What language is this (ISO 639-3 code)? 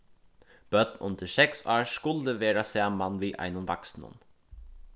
fao